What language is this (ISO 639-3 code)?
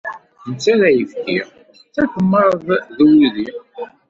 kab